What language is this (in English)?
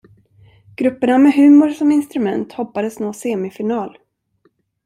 Swedish